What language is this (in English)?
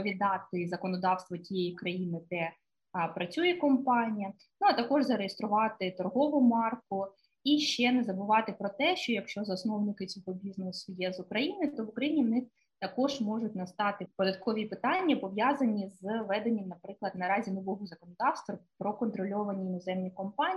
Ukrainian